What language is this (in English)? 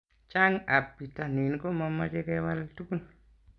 Kalenjin